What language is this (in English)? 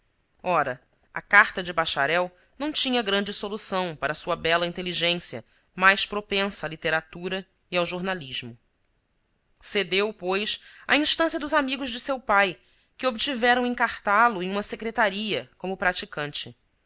Portuguese